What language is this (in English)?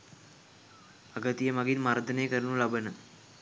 Sinhala